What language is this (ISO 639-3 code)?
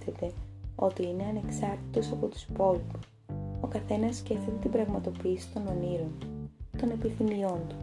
ell